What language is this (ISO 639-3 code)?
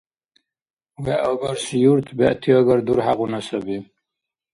dar